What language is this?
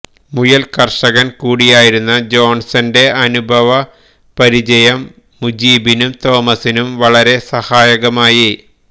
Malayalam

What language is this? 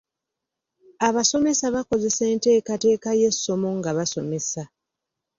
Ganda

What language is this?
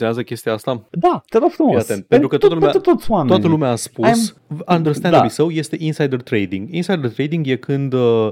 Romanian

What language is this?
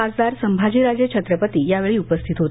Marathi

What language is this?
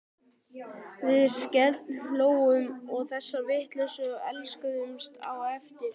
Icelandic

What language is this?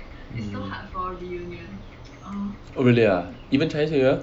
English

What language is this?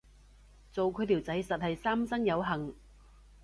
Cantonese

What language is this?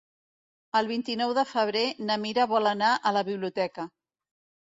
Catalan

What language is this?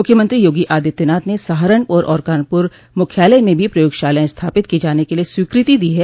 Hindi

